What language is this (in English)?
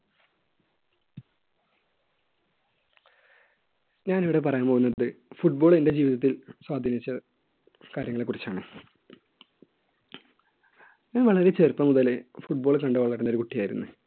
Malayalam